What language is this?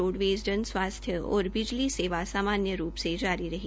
Hindi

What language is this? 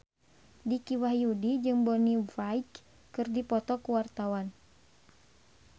Sundanese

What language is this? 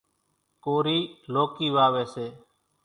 Kachi Koli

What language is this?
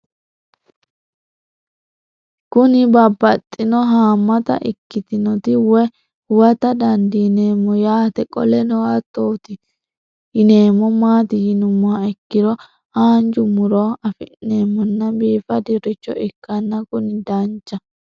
Sidamo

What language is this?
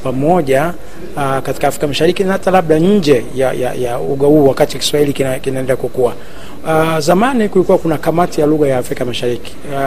Swahili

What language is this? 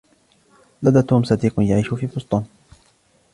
Arabic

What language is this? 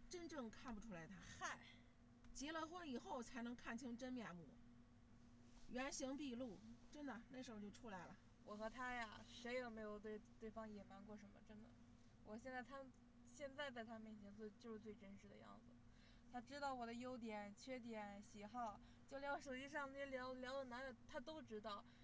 Chinese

